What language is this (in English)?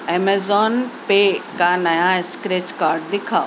Urdu